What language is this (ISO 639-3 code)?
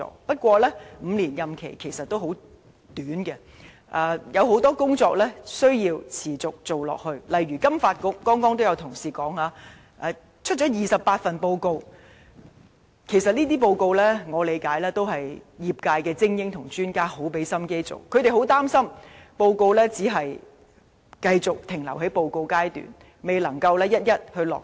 yue